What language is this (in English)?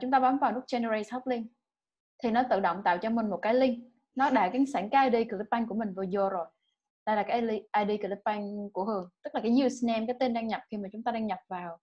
Vietnamese